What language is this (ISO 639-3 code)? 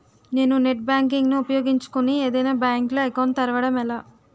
tel